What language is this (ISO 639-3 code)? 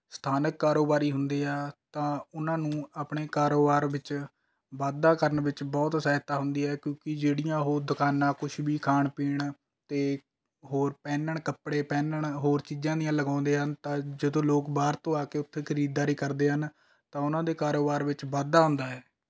pan